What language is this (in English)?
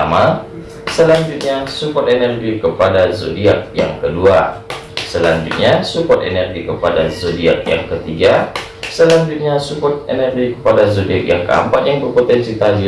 Indonesian